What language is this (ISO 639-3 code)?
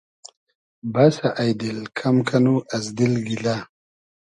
haz